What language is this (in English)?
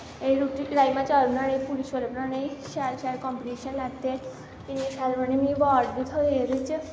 Dogri